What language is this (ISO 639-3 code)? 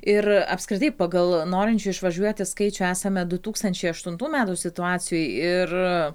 lit